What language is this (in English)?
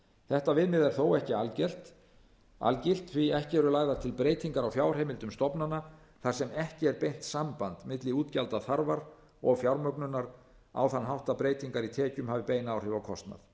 Icelandic